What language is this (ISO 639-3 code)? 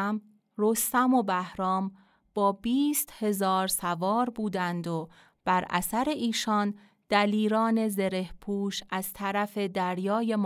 fas